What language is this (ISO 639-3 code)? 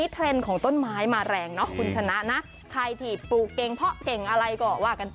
tha